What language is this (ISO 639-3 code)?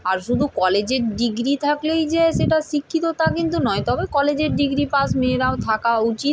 ben